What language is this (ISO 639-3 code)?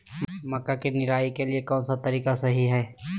mag